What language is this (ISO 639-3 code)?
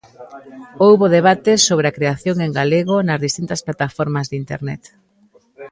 glg